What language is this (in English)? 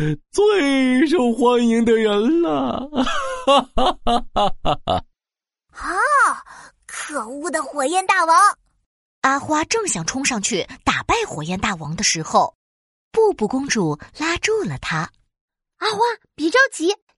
Chinese